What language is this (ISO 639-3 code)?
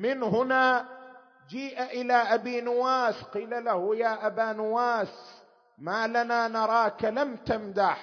ara